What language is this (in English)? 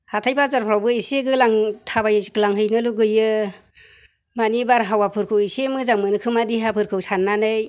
Bodo